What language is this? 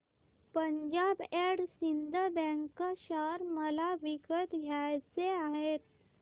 Marathi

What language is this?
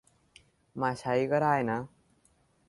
Thai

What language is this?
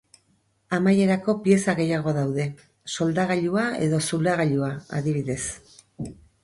Basque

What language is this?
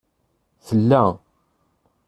Kabyle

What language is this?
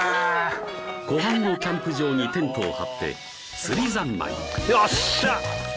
Japanese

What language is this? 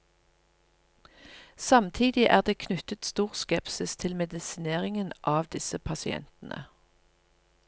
Norwegian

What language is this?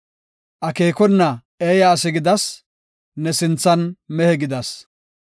Gofa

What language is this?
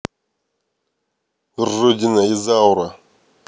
Russian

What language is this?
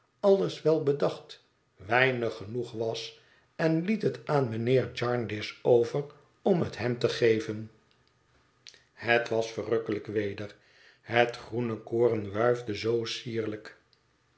Dutch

